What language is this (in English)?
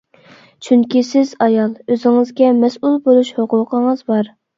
Uyghur